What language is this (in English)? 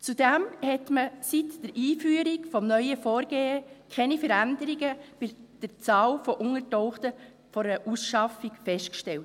Swiss German